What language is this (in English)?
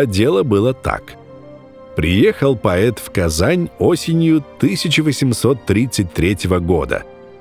Russian